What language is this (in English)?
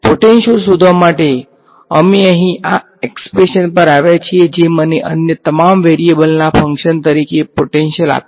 Gujarati